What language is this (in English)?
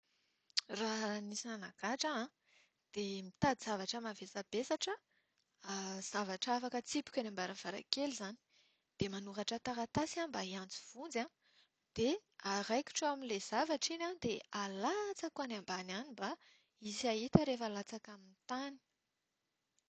Malagasy